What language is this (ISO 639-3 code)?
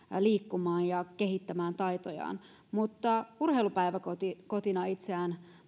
fin